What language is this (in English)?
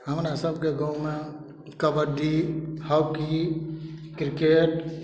Maithili